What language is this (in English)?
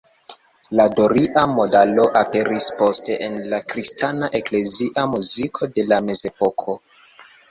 Esperanto